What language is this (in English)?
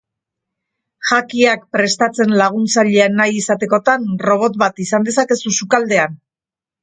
Basque